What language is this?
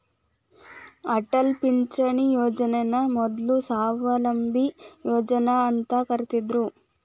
Kannada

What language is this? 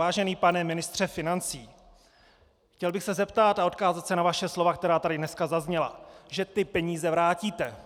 Czech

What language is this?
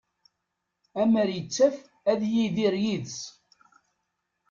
Kabyle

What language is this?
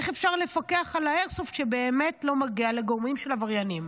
Hebrew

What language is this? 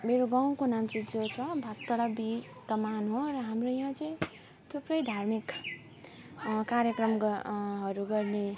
Nepali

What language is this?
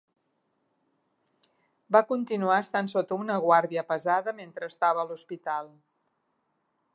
Catalan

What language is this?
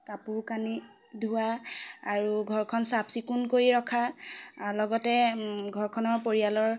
Assamese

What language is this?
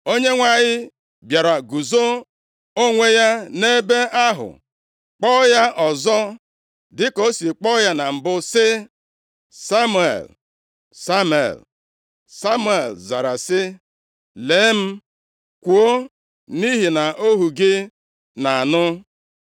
Igbo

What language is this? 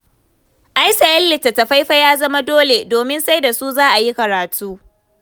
Hausa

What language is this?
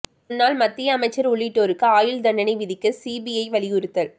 Tamil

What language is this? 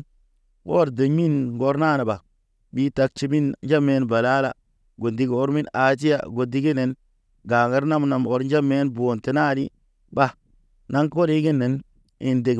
Naba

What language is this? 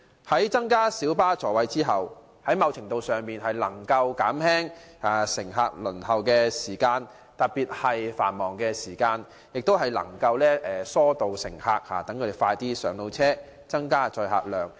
Cantonese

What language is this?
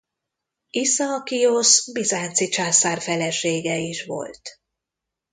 Hungarian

